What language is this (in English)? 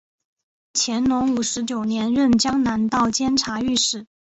Chinese